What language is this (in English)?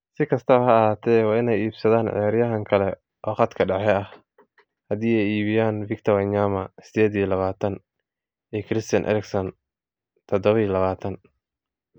Somali